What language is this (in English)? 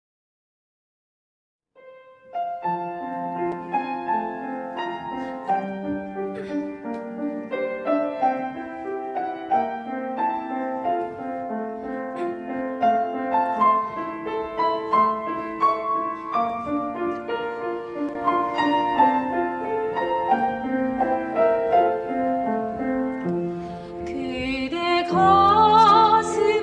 Korean